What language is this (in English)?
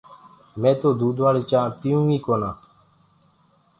Gurgula